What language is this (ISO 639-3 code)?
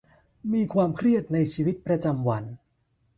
tha